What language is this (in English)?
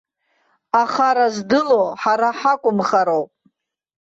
Abkhazian